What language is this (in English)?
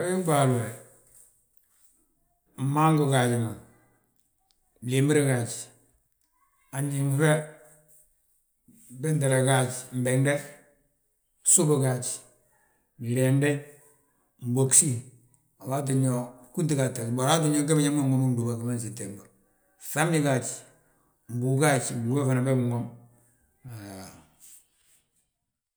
Balanta-Ganja